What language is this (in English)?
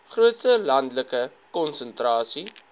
Afrikaans